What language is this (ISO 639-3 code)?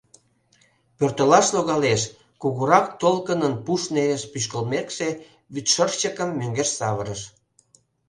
chm